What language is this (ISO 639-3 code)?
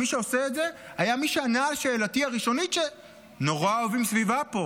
heb